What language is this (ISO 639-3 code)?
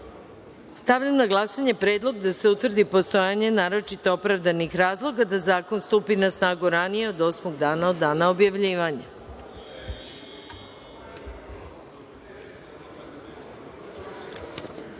srp